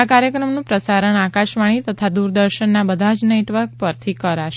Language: Gujarati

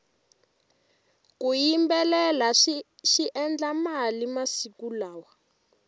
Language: Tsonga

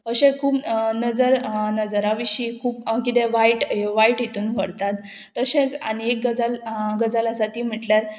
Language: Konkani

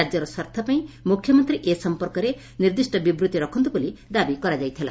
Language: Odia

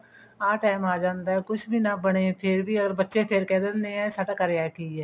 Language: Punjabi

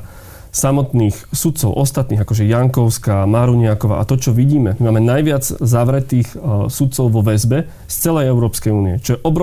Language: Slovak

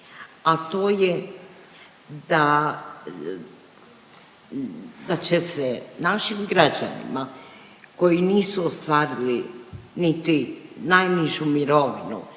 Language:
Croatian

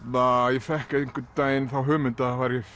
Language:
Icelandic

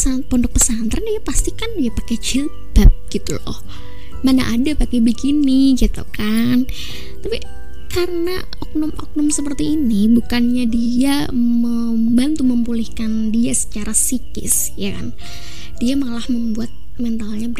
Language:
Indonesian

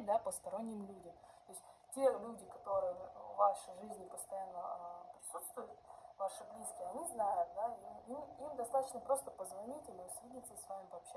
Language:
Russian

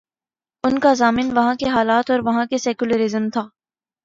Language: Urdu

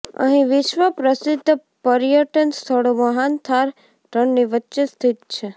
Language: Gujarati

